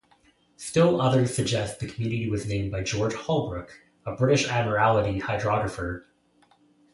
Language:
English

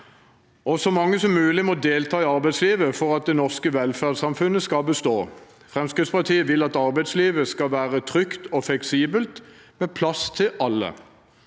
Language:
Norwegian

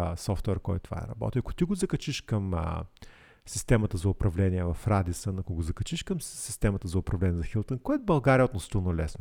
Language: Bulgarian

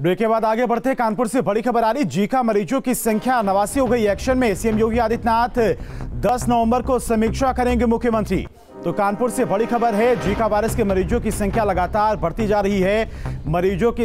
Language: Hindi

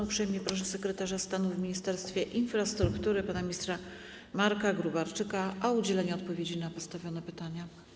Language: Polish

